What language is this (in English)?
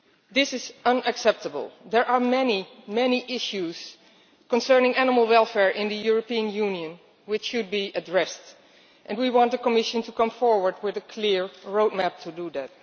English